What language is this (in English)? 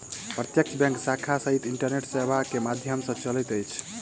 Maithili